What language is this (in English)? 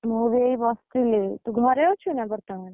Odia